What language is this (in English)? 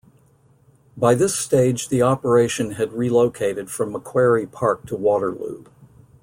English